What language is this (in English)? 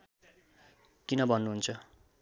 Nepali